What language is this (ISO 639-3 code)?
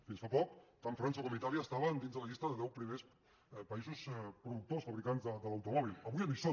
cat